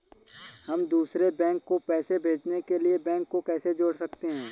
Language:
Hindi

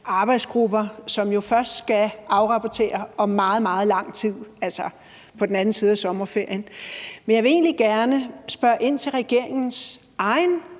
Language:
Danish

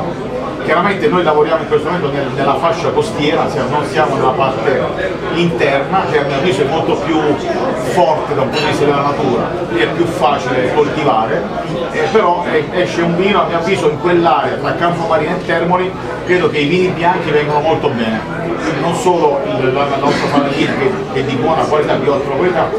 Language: Italian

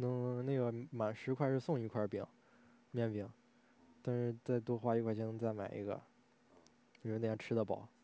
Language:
Chinese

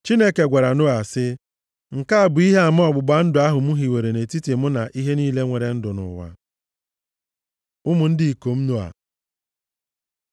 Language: Igbo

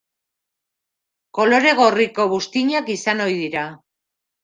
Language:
Basque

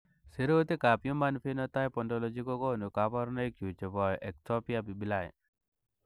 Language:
Kalenjin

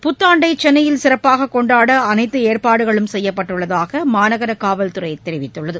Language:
Tamil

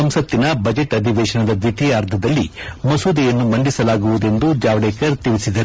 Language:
Kannada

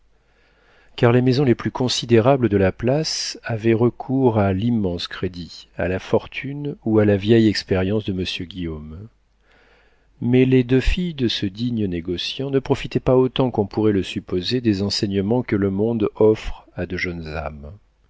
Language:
French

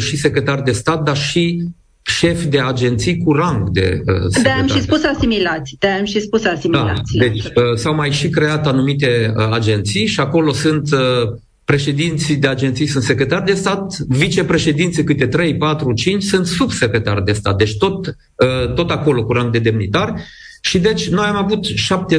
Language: Romanian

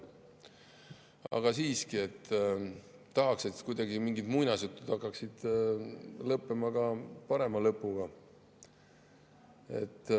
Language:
Estonian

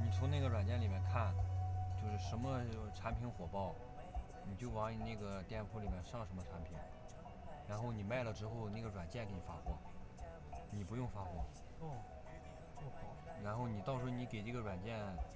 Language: Chinese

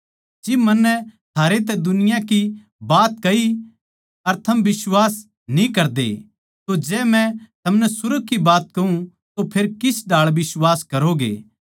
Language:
Haryanvi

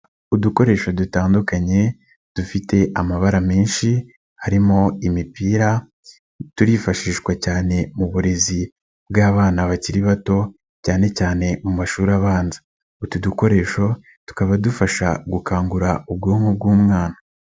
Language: Kinyarwanda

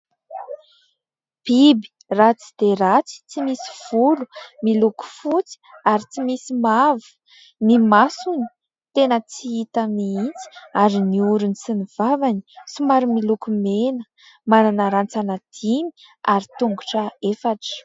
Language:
Malagasy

